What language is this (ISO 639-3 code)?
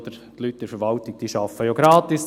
gsw